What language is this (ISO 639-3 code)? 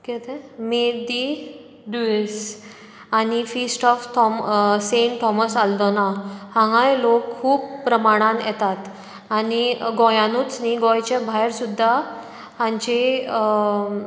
kok